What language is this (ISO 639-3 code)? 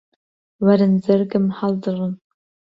ckb